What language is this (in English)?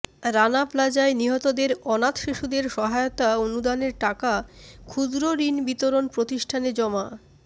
Bangla